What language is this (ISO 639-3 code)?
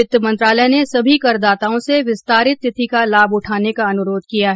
hin